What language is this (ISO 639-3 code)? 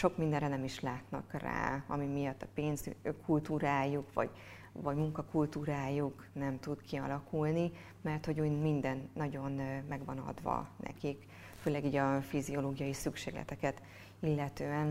hun